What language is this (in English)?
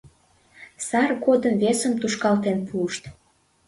Mari